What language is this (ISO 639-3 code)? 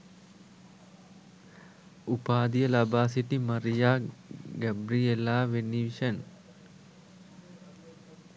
sin